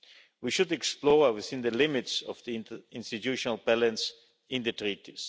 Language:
English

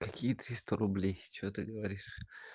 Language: Russian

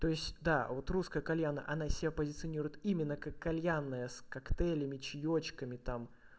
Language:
Russian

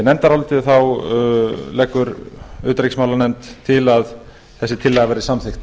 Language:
Icelandic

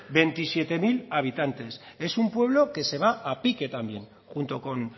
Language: Spanish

